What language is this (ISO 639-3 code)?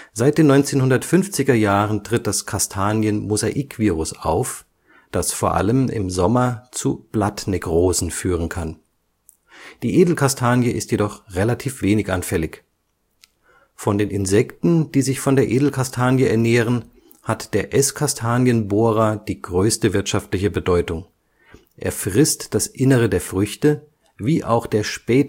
deu